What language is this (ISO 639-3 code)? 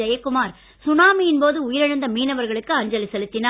tam